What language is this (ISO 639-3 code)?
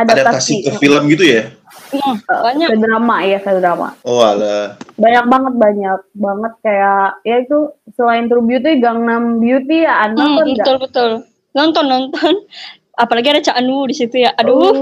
ind